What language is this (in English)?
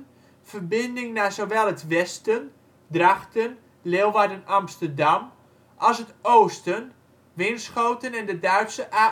Dutch